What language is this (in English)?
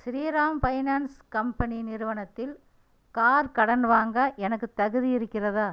Tamil